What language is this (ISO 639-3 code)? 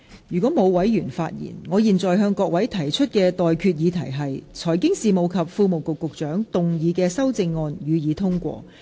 yue